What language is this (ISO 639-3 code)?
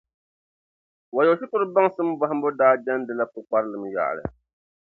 dag